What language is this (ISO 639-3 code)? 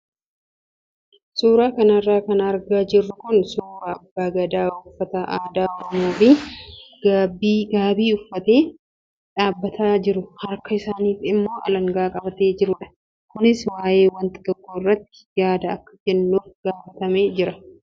orm